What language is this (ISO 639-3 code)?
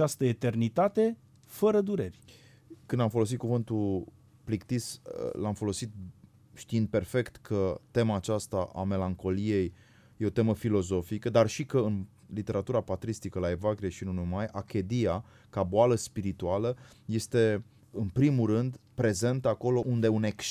ron